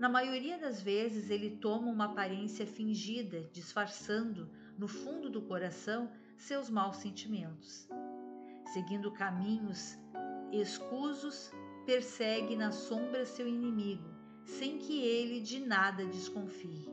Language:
Portuguese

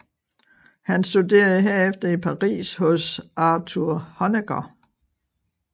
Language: Danish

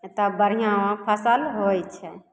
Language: Maithili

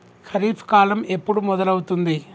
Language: Telugu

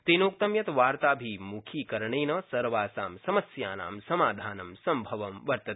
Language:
Sanskrit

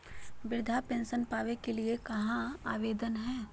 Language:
Magahi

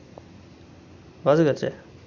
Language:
Dogri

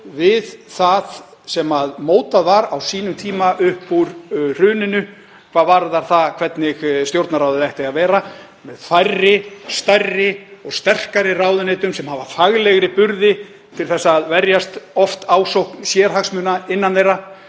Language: Icelandic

